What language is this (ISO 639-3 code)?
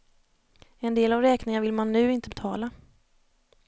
swe